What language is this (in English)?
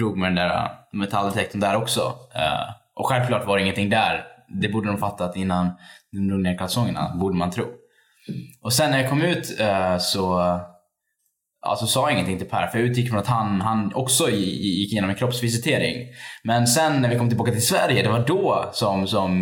Swedish